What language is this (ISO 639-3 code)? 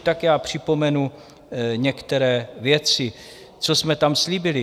ces